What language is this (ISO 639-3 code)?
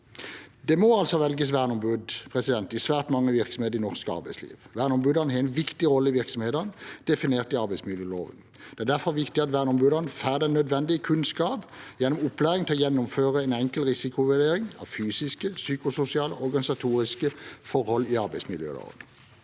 nor